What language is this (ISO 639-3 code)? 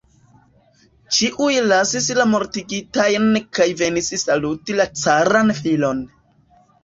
epo